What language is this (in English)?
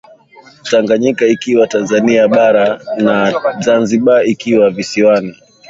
Swahili